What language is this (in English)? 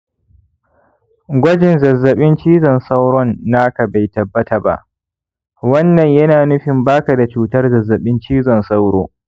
Hausa